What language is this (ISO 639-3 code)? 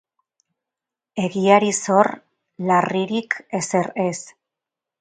eus